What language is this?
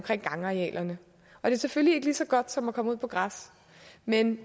Danish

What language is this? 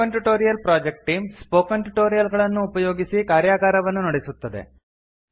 Kannada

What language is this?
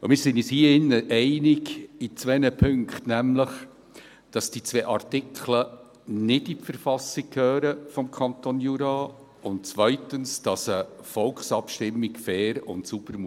Swiss German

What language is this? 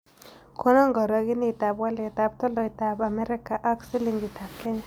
Kalenjin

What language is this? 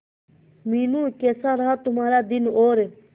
Hindi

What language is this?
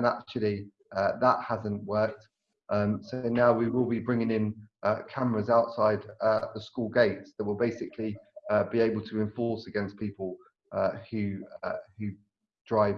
English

